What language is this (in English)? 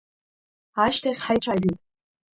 Abkhazian